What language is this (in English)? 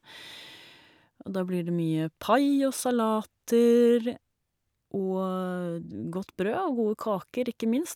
Norwegian